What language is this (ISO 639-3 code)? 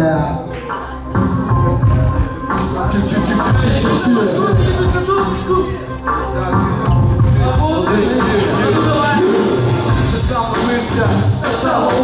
ukr